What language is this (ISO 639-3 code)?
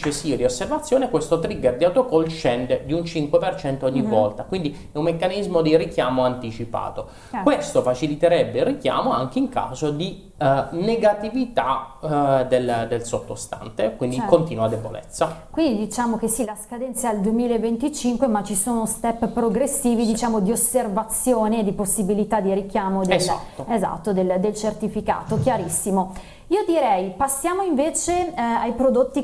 ita